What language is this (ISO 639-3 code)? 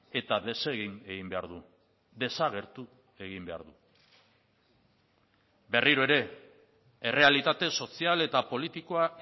eus